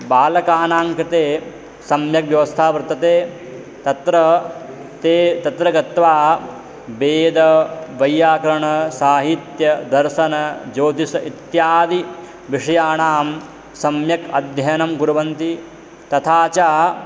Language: Sanskrit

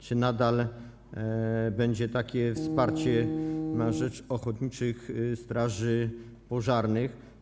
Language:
Polish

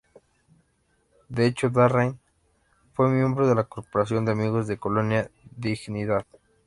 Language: Spanish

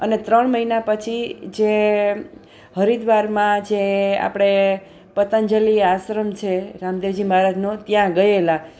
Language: Gujarati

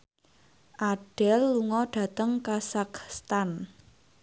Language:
Javanese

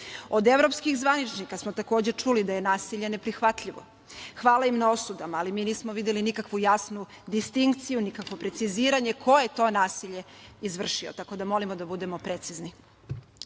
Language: Serbian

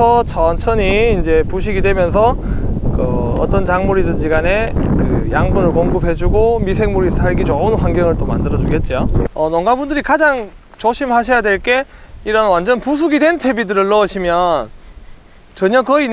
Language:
Korean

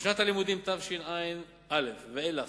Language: Hebrew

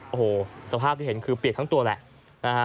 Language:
Thai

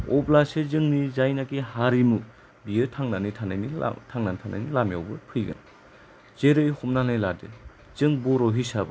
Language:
Bodo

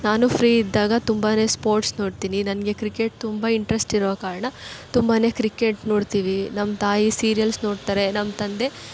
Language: Kannada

